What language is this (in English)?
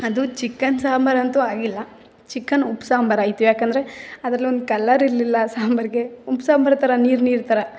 Kannada